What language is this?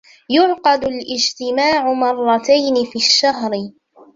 Arabic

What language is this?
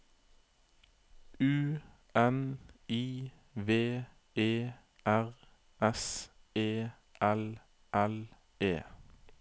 Norwegian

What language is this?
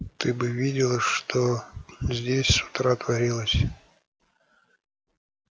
Russian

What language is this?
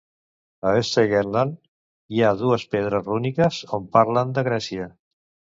Catalan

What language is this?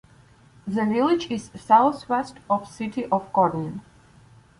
English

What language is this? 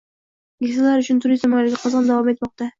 Uzbek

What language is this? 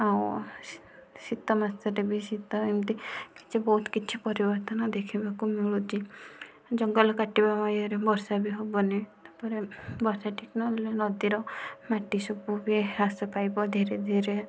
Odia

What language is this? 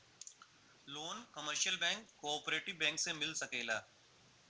Bhojpuri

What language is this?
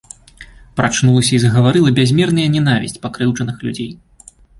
Belarusian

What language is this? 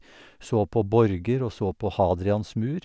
Norwegian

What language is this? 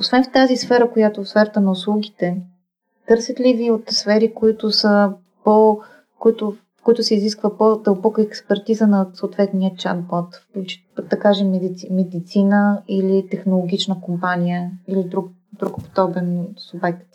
Bulgarian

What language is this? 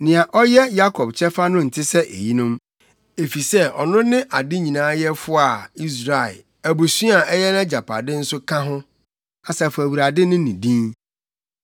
Akan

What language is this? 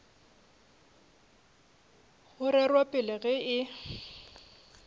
Northern Sotho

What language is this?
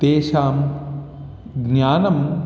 Sanskrit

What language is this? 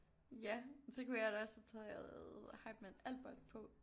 Danish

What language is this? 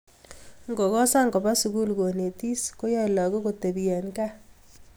Kalenjin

